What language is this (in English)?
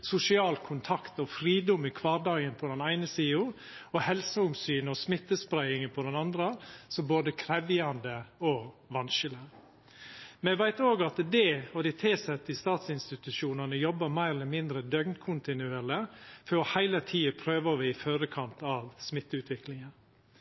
Norwegian Nynorsk